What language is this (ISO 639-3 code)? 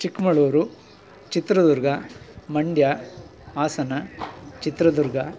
kan